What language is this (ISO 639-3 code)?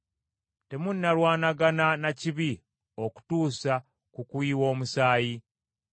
lug